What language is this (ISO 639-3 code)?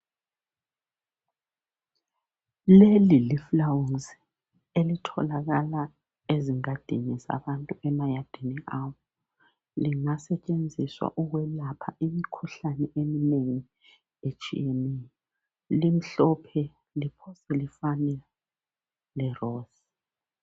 nde